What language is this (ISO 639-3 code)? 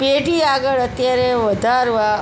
guj